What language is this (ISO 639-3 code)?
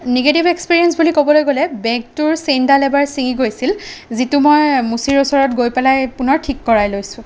asm